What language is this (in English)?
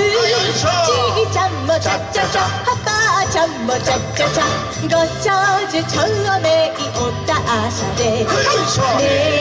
Japanese